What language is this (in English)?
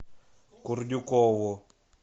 Russian